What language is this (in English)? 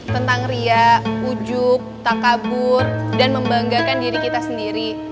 Indonesian